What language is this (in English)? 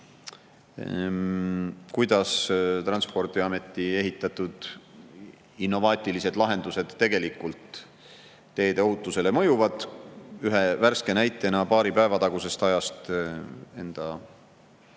Estonian